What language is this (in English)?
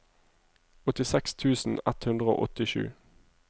Norwegian